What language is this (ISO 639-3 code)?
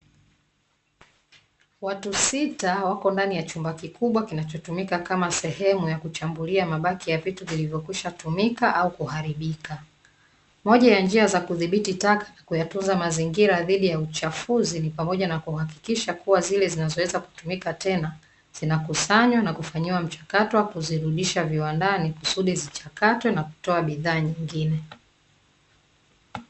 swa